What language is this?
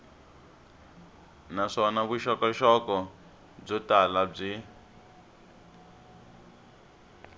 Tsonga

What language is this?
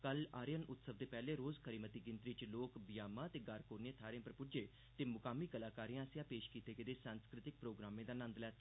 Dogri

